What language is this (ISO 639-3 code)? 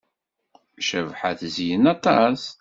kab